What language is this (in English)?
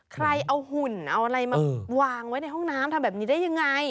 Thai